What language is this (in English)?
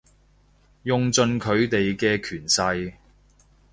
Cantonese